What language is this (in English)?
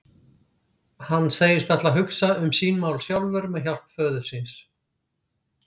Icelandic